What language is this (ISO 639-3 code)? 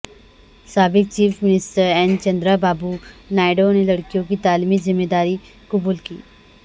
urd